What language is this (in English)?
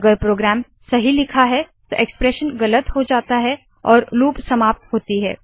Hindi